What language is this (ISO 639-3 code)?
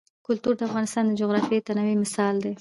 pus